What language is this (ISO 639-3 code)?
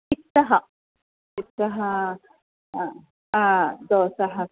san